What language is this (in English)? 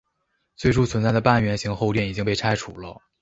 Chinese